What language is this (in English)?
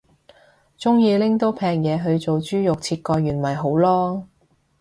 Cantonese